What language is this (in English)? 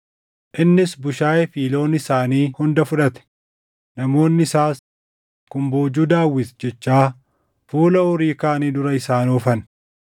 Oromo